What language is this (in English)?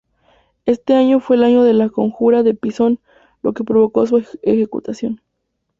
Spanish